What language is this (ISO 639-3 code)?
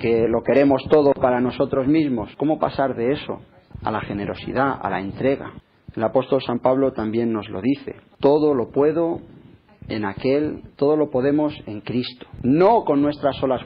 spa